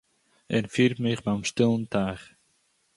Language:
Yiddish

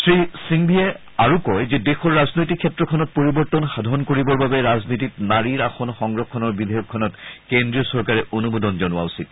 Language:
Assamese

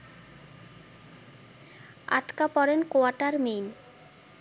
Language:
Bangla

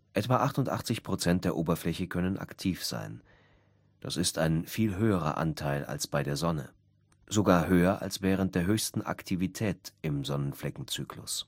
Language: German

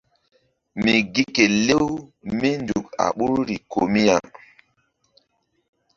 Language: Mbum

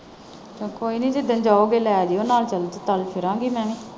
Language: Punjabi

